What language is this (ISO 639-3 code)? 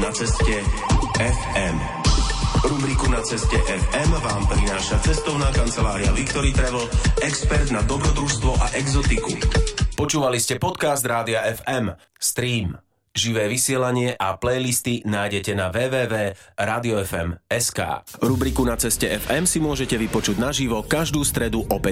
slk